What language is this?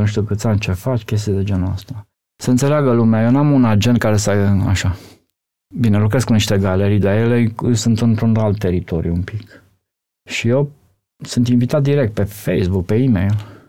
Romanian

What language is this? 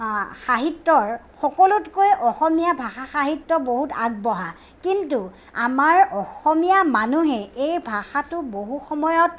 Assamese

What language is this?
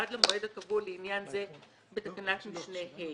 Hebrew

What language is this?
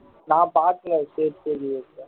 Tamil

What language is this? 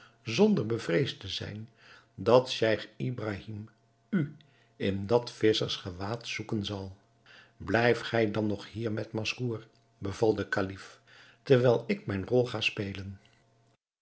Dutch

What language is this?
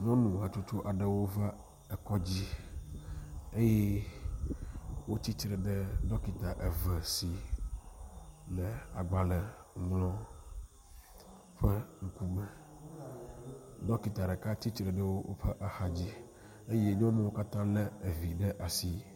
Ewe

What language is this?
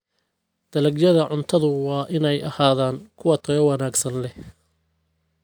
Somali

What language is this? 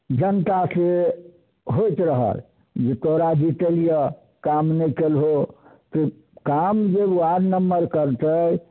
Maithili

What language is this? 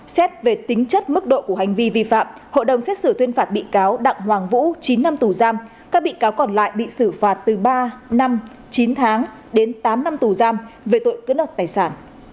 Vietnamese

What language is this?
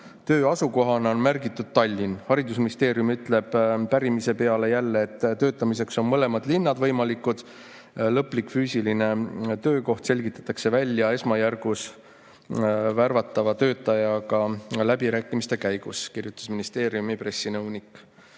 Estonian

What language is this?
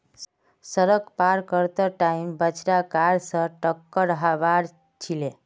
Magahi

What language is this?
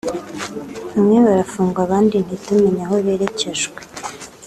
Kinyarwanda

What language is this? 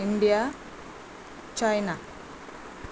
Konkani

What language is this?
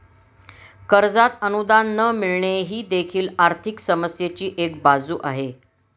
Marathi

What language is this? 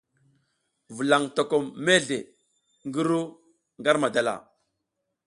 South Giziga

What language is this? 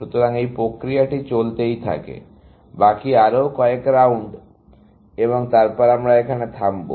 Bangla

